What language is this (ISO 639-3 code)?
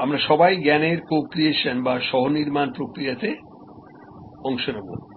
ben